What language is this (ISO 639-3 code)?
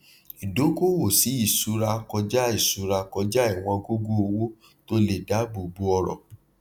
yor